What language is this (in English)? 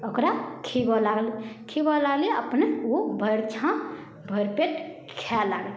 Maithili